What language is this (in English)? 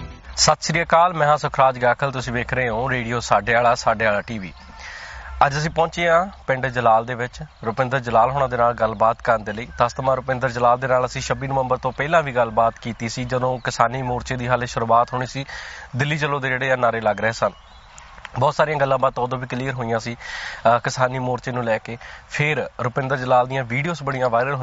Punjabi